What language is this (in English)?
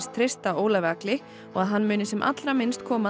Icelandic